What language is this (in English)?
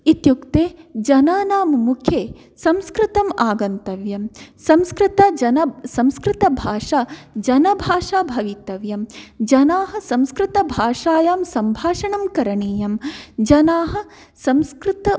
Sanskrit